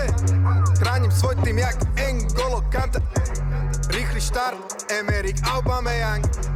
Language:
Slovak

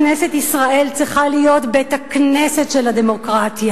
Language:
Hebrew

